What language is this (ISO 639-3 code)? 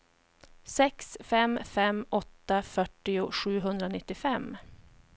swe